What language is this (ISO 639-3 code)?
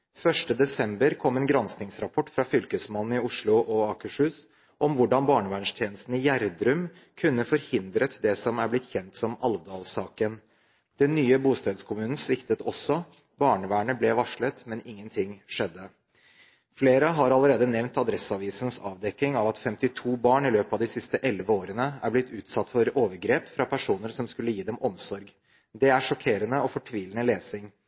nob